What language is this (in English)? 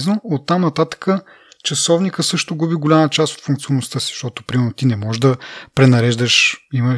Bulgarian